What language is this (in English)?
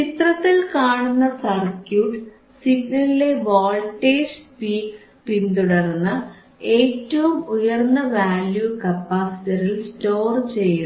Malayalam